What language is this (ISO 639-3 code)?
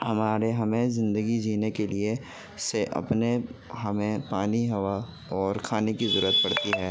urd